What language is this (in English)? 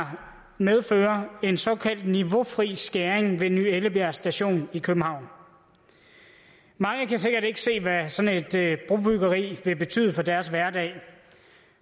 Danish